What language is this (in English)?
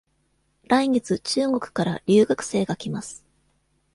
Japanese